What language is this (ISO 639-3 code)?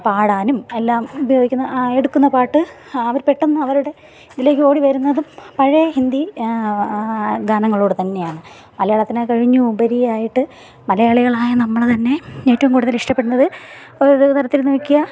mal